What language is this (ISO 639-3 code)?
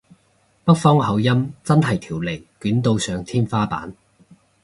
yue